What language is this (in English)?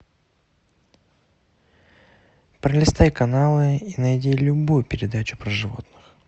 Russian